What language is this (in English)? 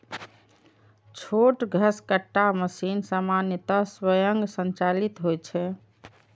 Maithili